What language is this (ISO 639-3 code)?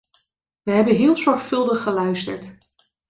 nld